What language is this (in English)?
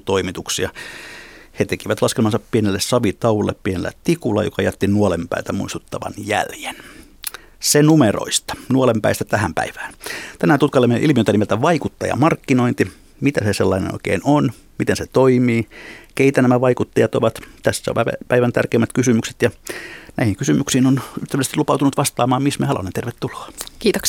Finnish